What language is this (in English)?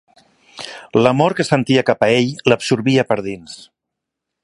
Catalan